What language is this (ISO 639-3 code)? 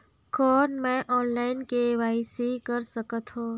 hne